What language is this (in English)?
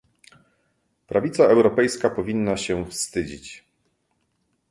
Polish